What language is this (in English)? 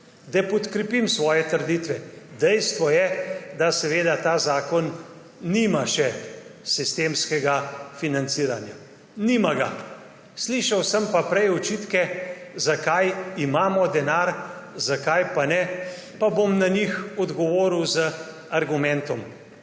Slovenian